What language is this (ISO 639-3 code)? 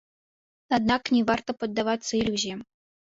bel